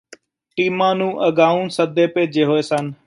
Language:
Punjabi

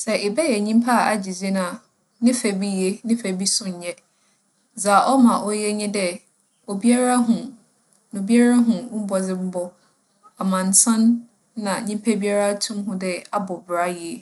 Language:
Akan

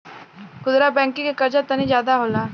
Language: Bhojpuri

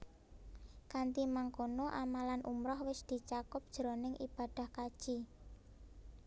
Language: Javanese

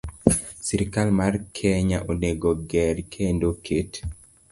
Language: Luo (Kenya and Tanzania)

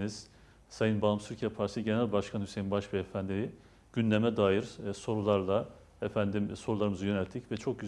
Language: Turkish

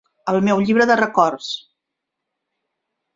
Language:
Catalan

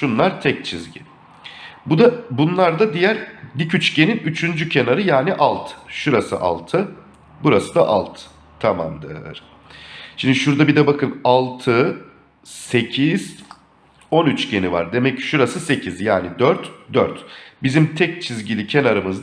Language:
Turkish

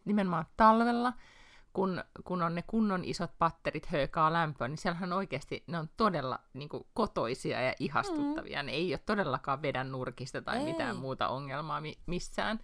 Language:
Finnish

